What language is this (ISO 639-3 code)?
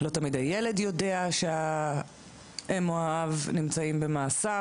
heb